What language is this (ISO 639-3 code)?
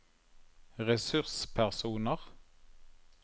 nor